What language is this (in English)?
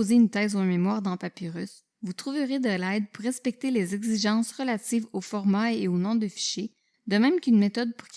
French